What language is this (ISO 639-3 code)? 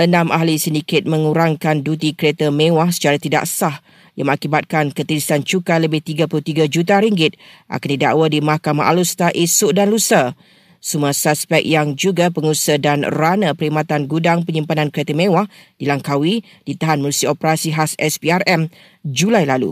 msa